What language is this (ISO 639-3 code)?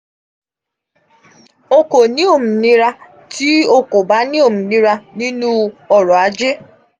yor